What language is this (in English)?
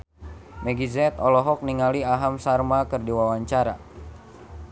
Sundanese